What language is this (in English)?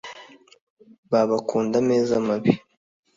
Kinyarwanda